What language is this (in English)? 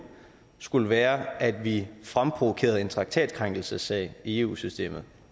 Danish